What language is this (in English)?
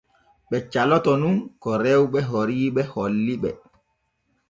Borgu Fulfulde